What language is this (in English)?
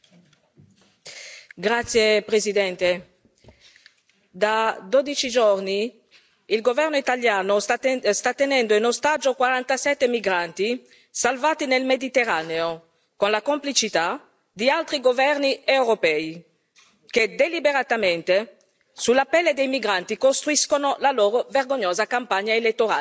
Italian